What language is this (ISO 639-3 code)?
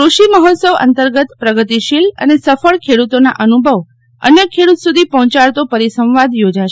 guj